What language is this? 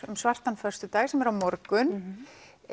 Icelandic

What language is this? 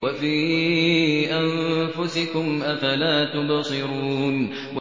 Arabic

